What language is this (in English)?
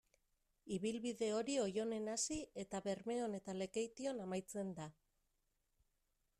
Basque